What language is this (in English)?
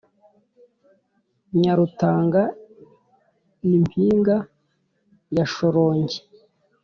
Kinyarwanda